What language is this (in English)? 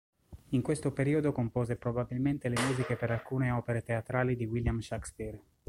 Italian